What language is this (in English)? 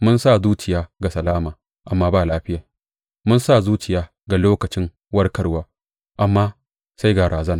Hausa